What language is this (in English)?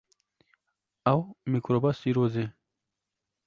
Kurdish